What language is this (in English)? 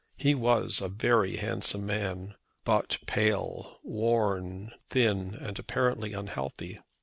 English